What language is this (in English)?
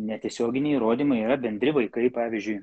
Lithuanian